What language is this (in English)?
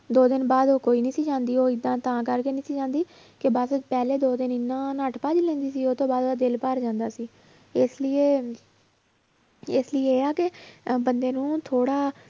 Punjabi